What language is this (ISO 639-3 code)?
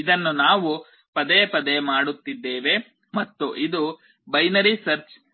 kan